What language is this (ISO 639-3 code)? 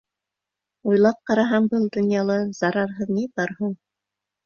bak